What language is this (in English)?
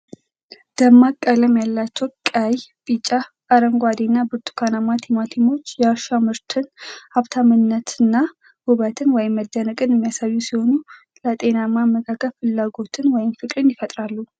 Amharic